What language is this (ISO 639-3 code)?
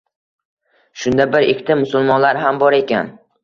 uzb